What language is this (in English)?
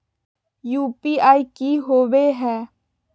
Magahi